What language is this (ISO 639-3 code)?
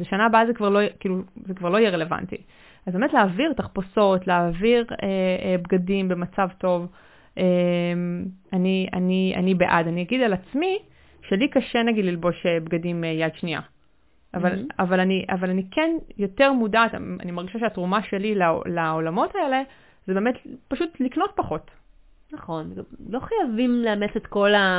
heb